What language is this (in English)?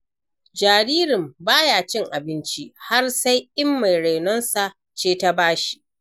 Hausa